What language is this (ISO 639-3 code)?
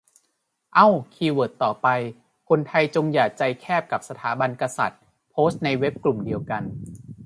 tha